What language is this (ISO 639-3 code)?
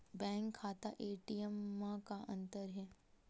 hne